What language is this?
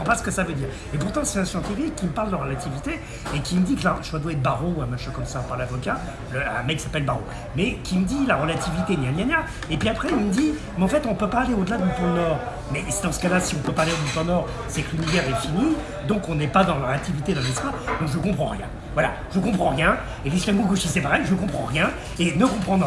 French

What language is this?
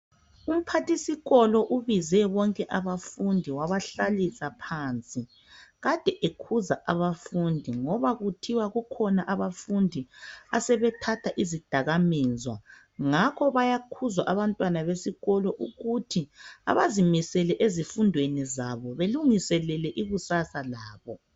North Ndebele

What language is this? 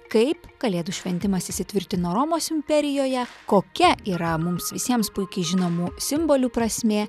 Lithuanian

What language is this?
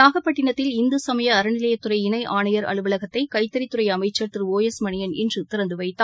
Tamil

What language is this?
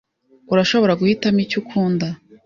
Kinyarwanda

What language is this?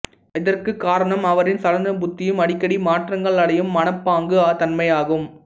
Tamil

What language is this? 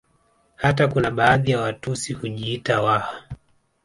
Swahili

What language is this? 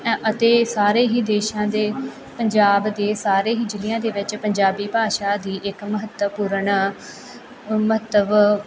Punjabi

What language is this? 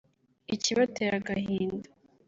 Kinyarwanda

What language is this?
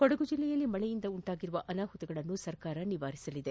Kannada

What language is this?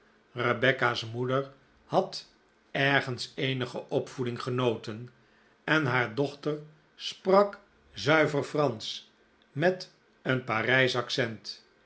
Dutch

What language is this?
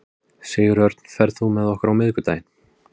Icelandic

